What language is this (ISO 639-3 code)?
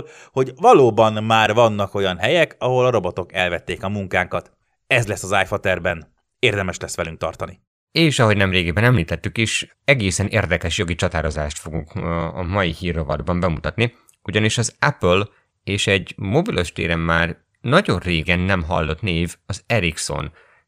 hun